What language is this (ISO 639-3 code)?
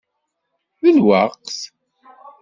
kab